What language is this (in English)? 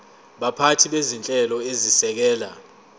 Zulu